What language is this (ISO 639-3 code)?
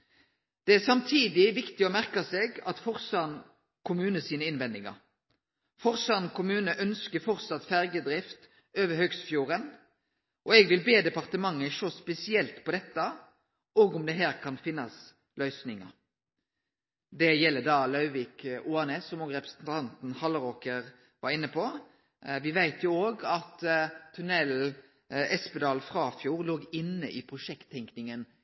nno